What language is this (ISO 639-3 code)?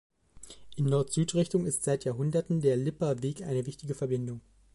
deu